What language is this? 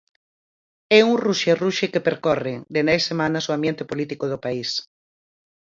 Galician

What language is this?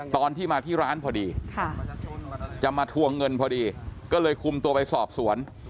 Thai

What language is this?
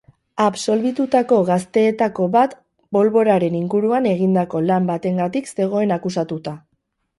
Basque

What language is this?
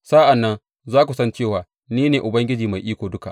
Hausa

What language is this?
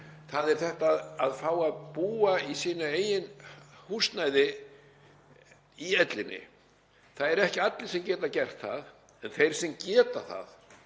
Icelandic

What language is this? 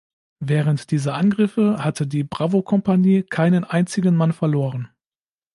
German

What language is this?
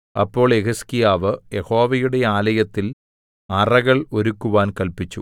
Malayalam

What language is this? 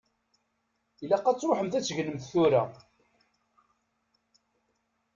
Kabyle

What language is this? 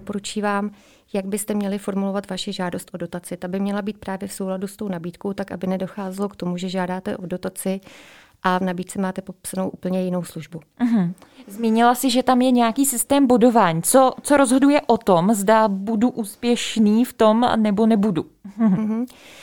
Czech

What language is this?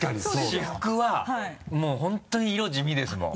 Japanese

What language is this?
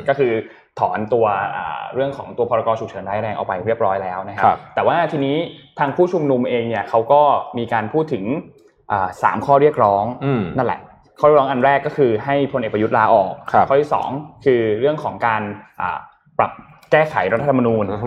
Thai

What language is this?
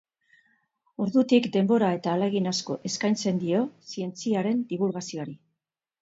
Basque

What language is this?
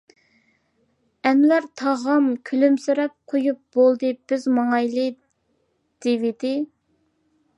Uyghur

